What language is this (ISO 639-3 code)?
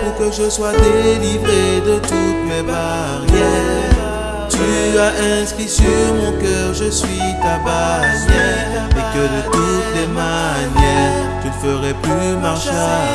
fra